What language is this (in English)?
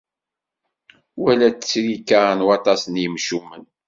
Kabyle